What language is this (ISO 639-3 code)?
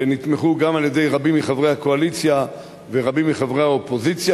heb